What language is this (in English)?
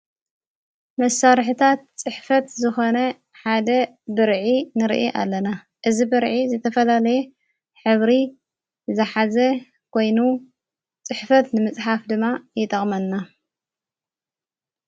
Tigrinya